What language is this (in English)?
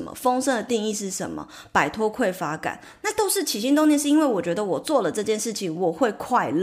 Chinese